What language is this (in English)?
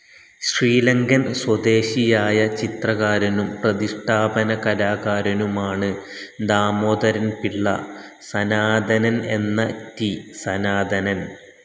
Malayalam